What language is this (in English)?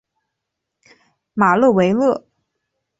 Chinese